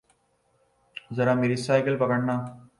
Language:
Urdu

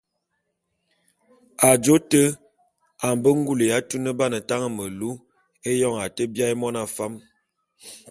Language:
Bulu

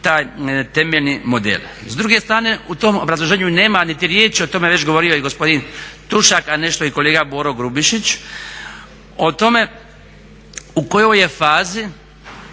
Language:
Croatian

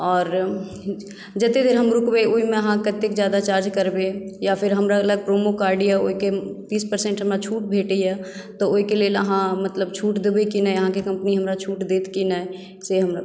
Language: Maithili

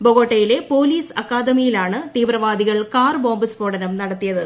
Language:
Malayalam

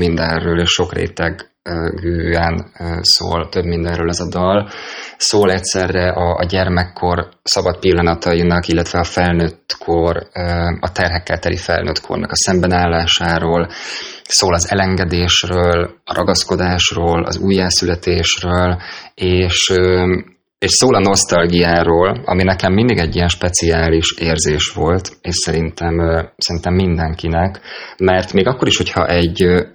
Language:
Hungarian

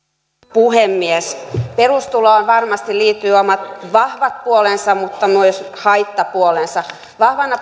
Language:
Finnish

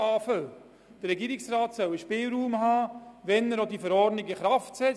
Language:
Swiss German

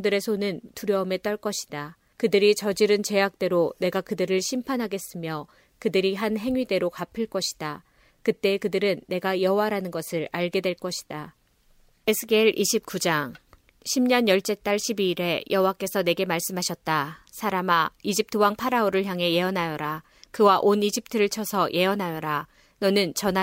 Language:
Korean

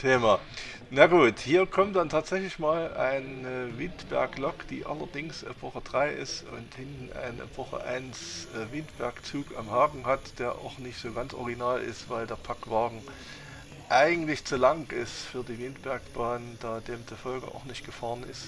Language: German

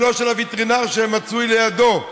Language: Hebrew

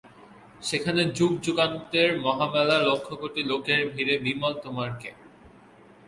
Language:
Bangla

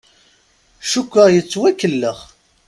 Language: Kabyle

